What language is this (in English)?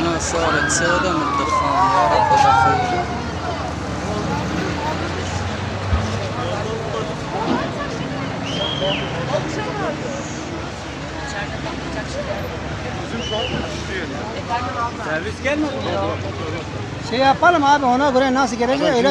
Arabic